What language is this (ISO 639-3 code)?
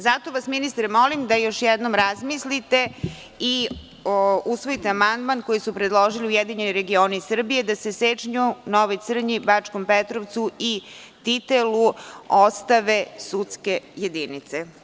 srp